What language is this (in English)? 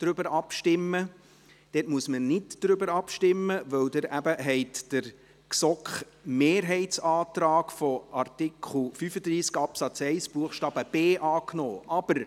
Swiss German